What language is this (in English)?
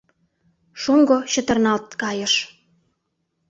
Mari